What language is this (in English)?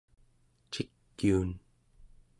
Central Yupik